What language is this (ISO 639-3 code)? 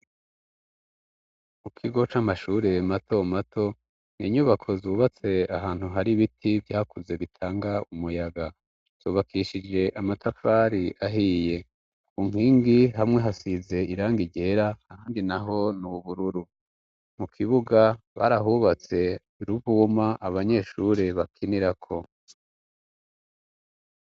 run